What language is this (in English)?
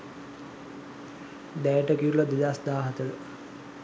Sinhala